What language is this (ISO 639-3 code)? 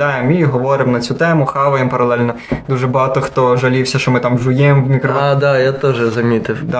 ukr